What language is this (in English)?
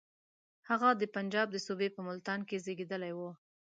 Pashto